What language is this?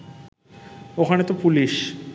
Bangla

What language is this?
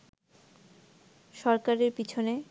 Bangla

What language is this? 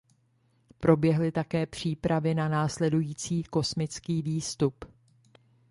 Czech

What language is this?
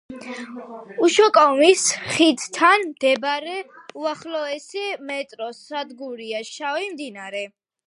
Georgian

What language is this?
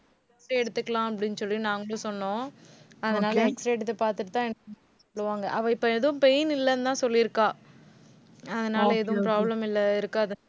Tamil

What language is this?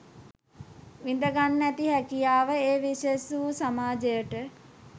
Sinhala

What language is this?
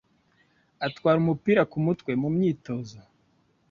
Kinyarwanda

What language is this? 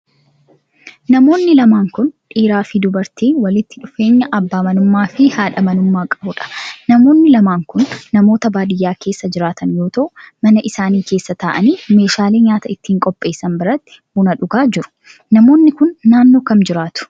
Oromo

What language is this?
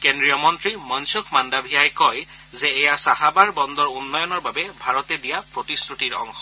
Assamese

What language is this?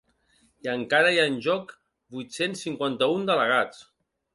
Catalan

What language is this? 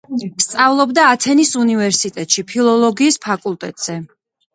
Georgian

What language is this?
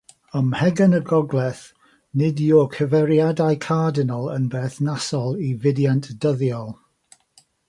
Welsh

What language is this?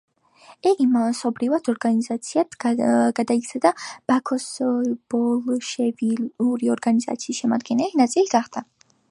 Georgian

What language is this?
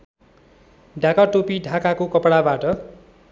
Nepali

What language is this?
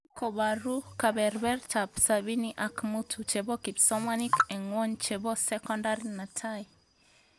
Kalenjin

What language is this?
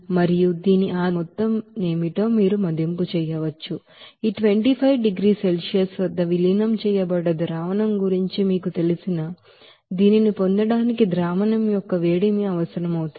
Telugu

